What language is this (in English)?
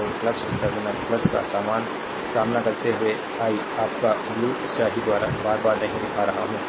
Hindi